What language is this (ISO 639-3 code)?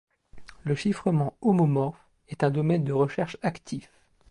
fra